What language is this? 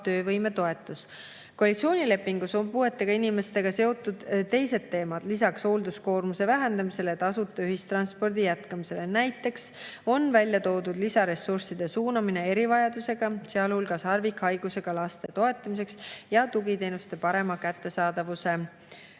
Estonian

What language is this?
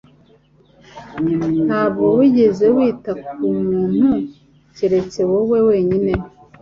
Kinyarwanda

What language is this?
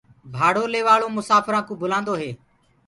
Gurgula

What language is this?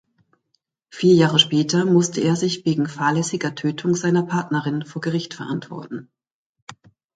German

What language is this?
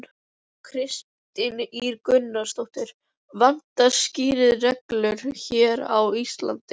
Icelandic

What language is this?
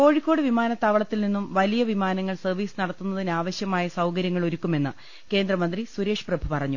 Malayalam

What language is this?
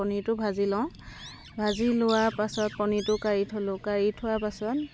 Assamese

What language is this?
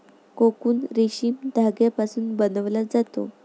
Marathi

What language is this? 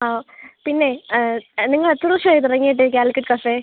Malayalam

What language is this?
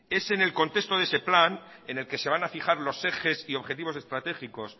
Spanish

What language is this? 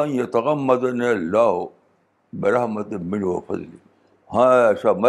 Urdu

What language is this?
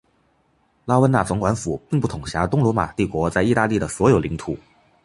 Chinese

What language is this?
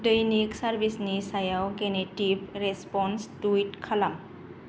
Bodo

